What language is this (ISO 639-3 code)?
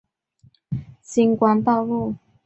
zho